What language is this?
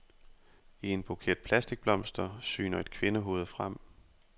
Danish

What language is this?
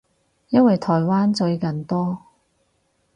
Cantonese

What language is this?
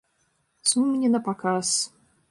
Belarusian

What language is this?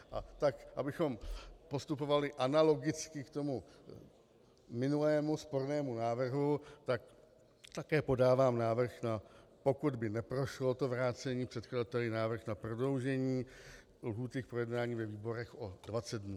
Czech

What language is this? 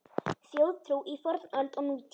Icelandic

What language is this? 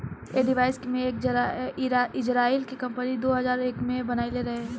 Bhojpuri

